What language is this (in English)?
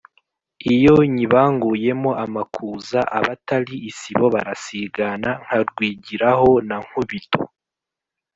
Kinyarwanda